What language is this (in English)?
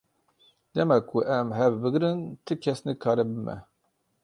Kurdish